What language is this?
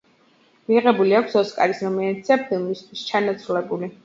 Georgian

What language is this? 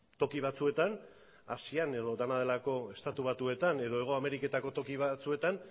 Basque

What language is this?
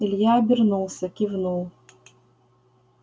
Russian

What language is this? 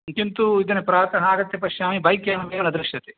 Sanskrit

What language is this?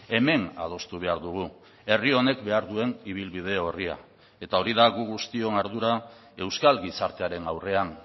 Basque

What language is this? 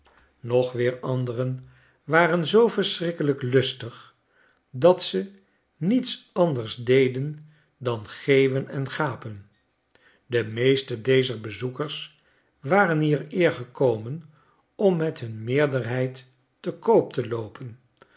Dutch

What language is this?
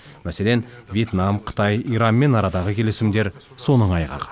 Kazakh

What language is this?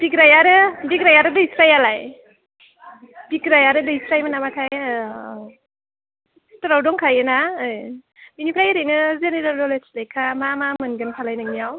Bodo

